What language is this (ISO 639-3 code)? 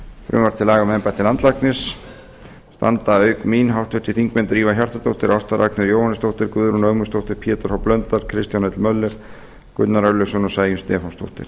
isl